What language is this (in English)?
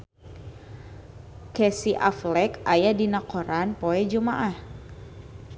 Sundanese